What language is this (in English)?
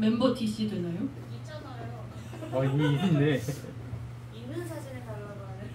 Korean